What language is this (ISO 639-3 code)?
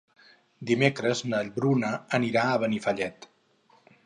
cat